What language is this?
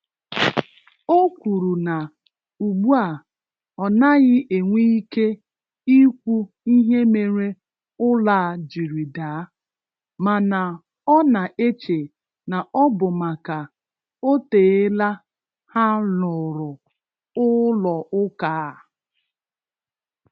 Igbo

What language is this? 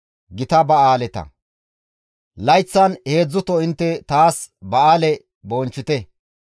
Gamo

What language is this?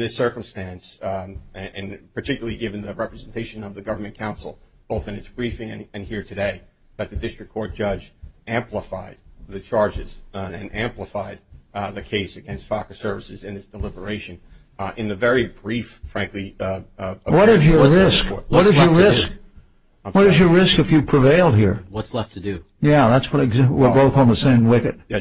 English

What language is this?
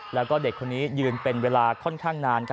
Thai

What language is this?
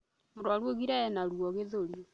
Kikuyu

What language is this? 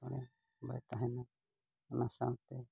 Santali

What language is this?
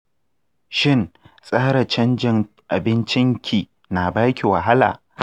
Hausa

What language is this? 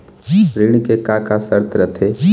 Chhattisgarhi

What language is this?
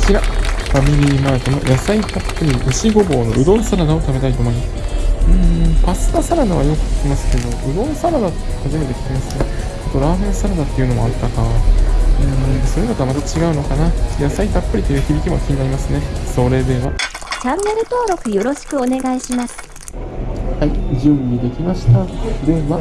Japanese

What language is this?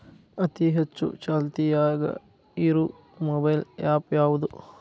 Kannada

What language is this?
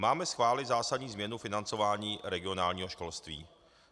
Czech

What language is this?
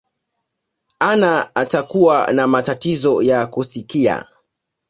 Swahili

